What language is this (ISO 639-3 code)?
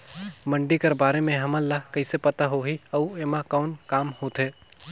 hne